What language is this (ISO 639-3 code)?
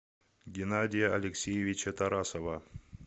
rus